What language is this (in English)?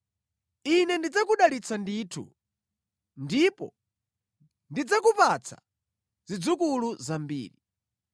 Nyanja